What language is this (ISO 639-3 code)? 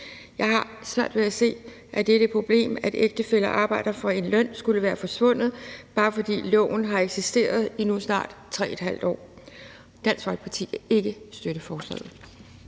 dan